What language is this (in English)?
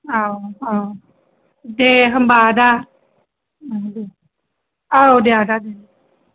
Bodo